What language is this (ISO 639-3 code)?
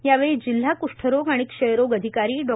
mar